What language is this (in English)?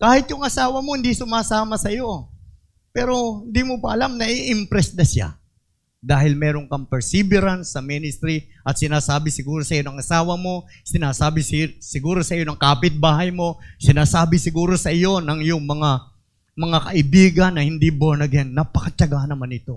Filipino